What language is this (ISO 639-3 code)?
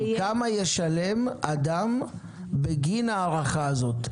heb